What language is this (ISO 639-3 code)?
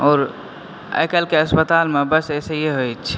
mai